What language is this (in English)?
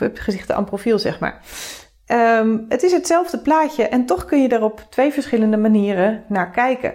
Dutch